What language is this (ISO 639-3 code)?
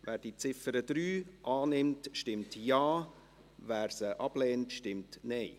gsw